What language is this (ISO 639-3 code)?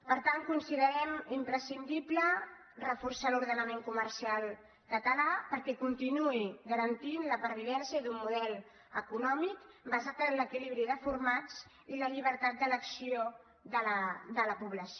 cat